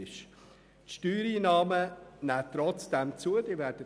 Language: Swiss German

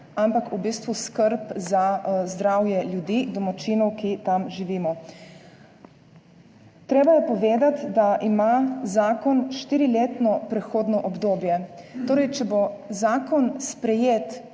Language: Slovenian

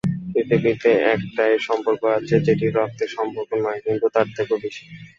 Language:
Bangla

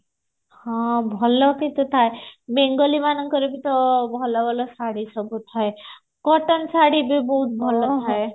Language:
Odia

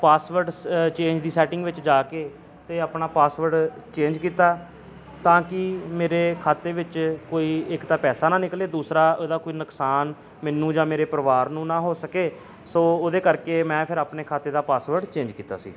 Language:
Punjabi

